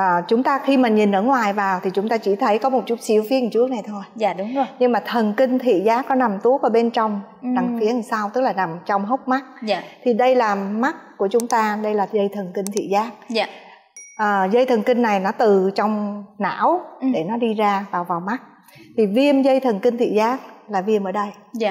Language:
Vietnamese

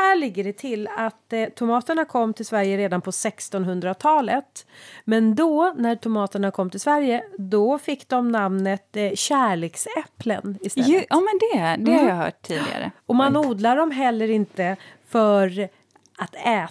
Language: Swedish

